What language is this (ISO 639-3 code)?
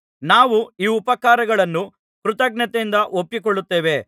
kan